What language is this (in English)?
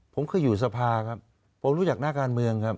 Thai